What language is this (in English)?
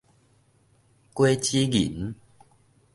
Min Nan Chinese